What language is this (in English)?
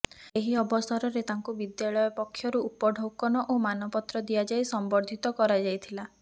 Odia